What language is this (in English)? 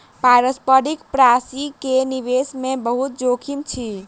Maithili